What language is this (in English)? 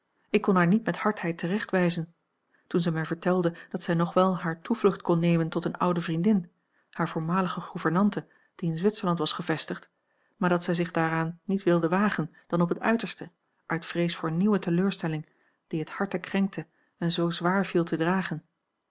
Dutch